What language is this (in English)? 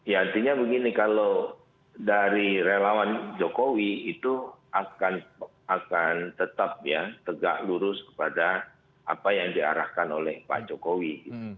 Indonesian